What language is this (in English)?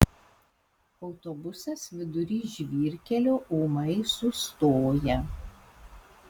Lithuanian